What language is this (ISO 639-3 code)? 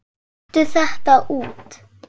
isl